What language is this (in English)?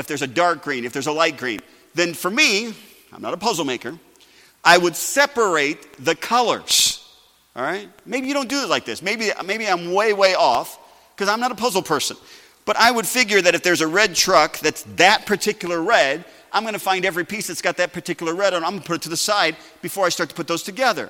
English